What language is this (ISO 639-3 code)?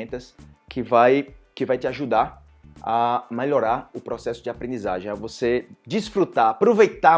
por